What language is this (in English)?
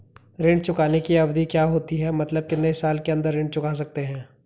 Hindi